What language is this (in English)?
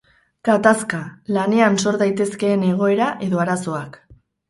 Basque